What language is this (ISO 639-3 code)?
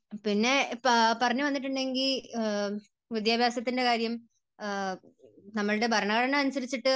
mal